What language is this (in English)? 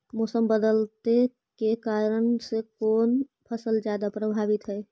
Magahi